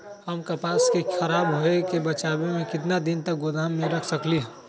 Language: Magahi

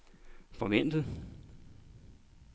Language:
Danish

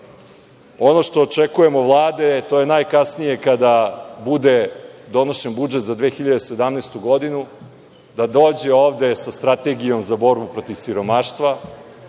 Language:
Serbian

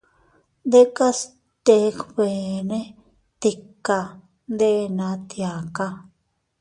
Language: Teutila Cuicatec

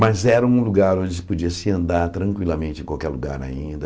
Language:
Portuguese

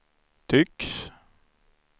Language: Swedish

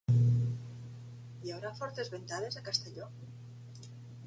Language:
Catalan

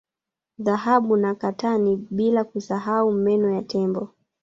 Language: Swahili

